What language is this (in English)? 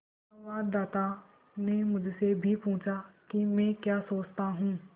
Hindi